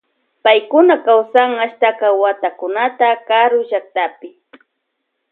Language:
Loja Highland Quichua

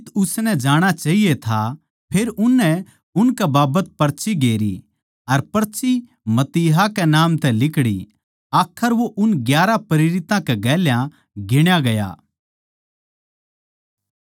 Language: Haryanvi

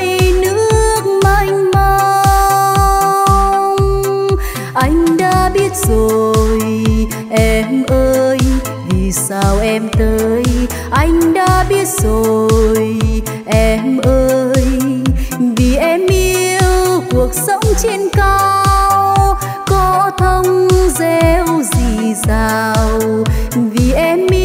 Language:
Vietnamese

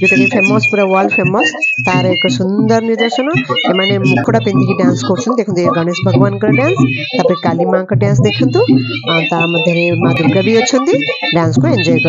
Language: Bangla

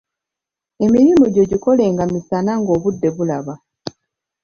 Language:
Ganda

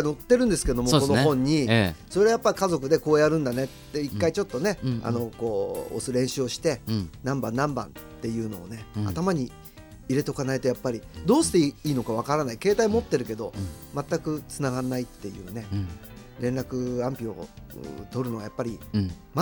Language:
Japanese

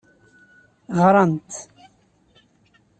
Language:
Kabyle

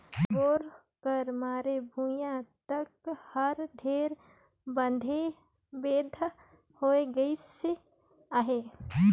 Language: Chhattisgarhi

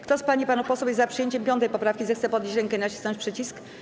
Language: Polish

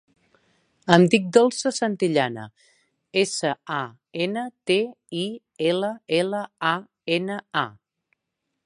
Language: Catalan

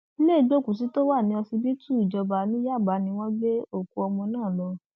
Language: Yoruba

